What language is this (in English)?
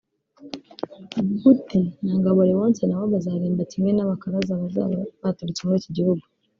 Kinyarwanda